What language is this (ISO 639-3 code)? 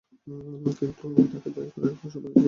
ben